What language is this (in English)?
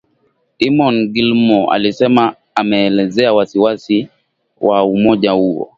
Swahili